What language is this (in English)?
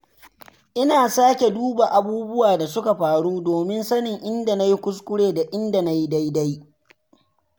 Hausa